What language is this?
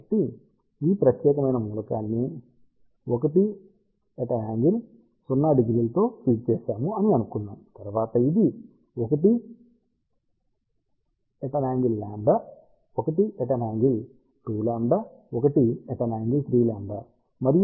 Telugu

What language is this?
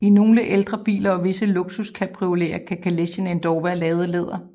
Danish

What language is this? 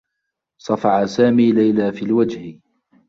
Arabic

